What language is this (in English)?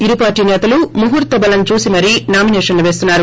Telugu